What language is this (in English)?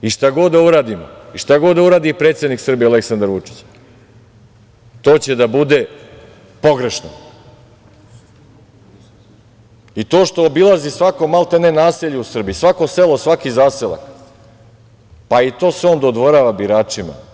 Serbian